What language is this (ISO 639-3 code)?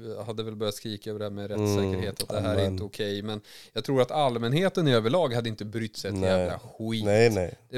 swe